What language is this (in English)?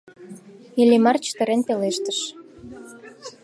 Mari